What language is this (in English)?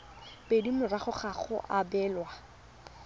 Tswana